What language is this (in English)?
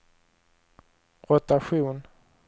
Swedish